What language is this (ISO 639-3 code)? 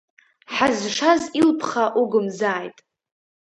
abk